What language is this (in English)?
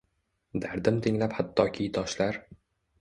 Uzbek